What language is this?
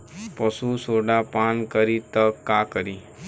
Bhojpuri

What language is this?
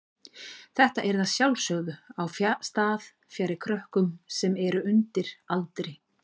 Icelandic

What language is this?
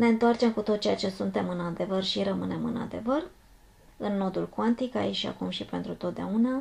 Romanian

